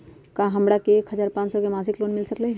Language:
Magahi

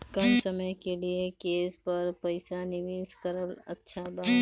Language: Bhojpuri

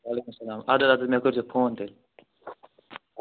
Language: Kashmiri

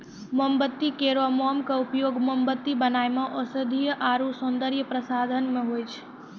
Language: Maithili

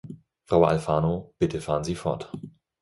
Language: German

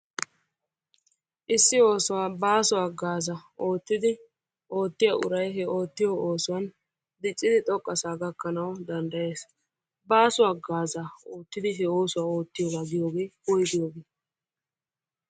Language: Wolaytta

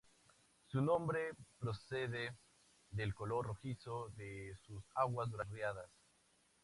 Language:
Spanish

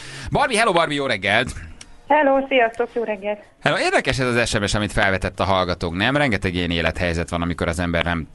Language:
Hungarian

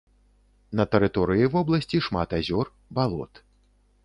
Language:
Belarusian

